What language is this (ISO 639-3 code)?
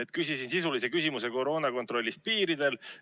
est